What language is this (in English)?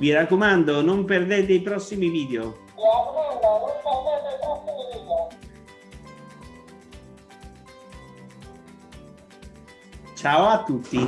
Italian